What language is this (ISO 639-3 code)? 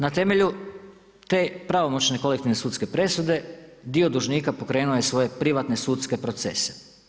hrv